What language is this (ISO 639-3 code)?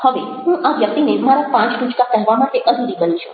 guj